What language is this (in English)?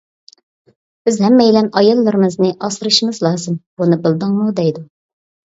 Uyghur